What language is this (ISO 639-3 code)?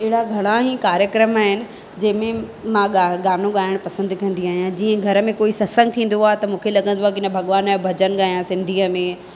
snd